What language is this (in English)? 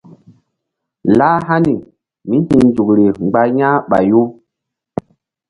Mbum